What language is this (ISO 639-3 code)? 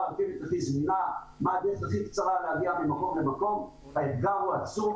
heb